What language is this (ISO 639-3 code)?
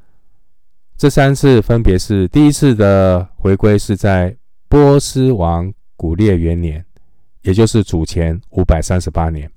zho